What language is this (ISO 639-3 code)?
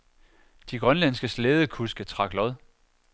dan